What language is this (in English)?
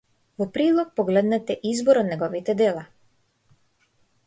Macedonian